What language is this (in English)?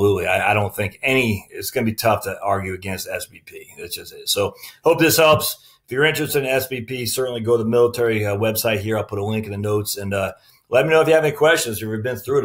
English